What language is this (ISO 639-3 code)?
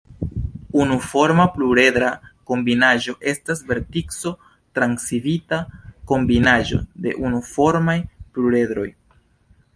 epo